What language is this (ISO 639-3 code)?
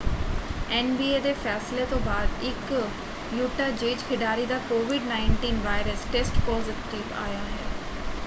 pan